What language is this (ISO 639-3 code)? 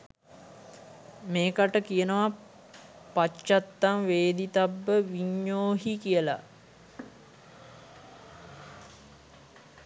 sin